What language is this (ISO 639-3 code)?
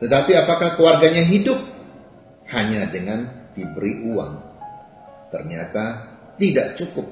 ind